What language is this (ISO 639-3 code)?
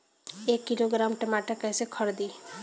bho